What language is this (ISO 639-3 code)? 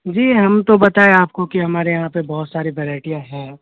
urd